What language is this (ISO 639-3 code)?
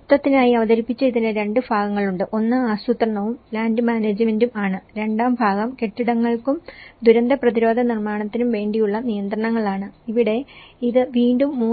mal